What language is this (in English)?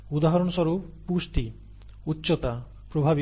Bangla